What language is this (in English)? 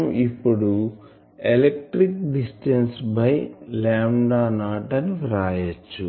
Telugu